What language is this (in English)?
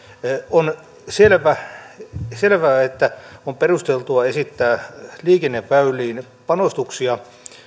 Finnish